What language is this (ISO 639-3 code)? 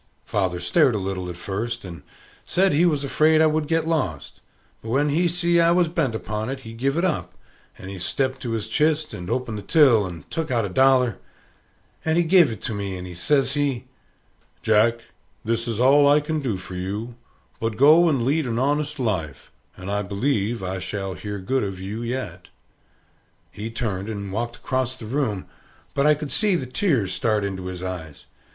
eng